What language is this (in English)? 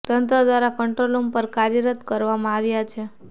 Gujarati